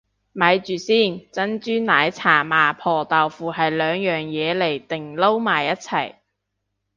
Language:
Cantonese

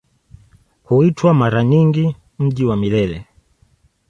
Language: Swahili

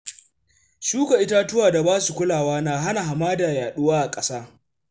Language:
Hausa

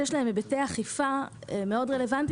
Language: Hebrew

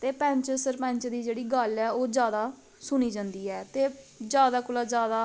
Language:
Dogri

